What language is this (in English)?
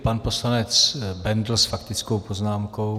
Czech